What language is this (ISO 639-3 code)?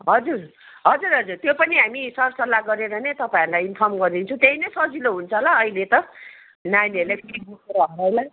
nep